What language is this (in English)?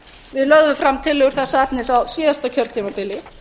Icelandic